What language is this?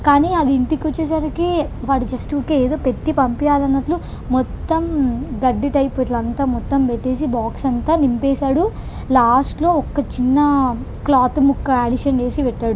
Telugu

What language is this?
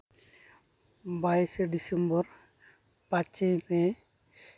Santali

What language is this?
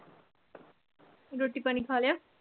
Punjabi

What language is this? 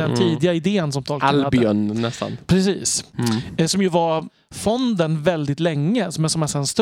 Swedish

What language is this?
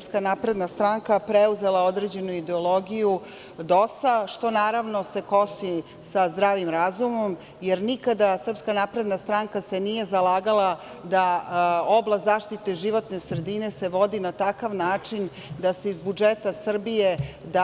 Serbian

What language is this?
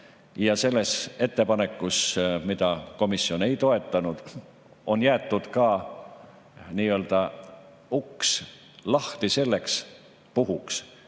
Estonian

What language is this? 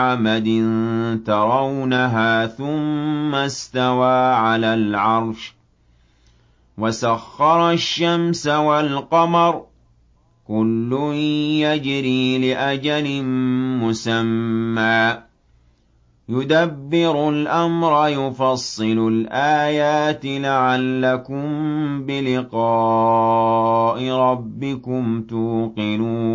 Arabic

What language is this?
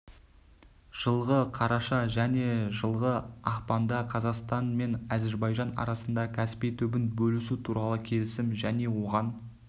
Kazakh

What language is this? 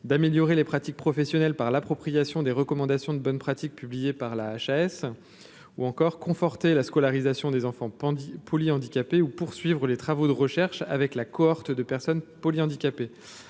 French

